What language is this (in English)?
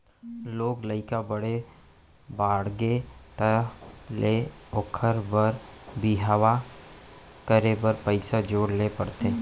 Chhattisgarhi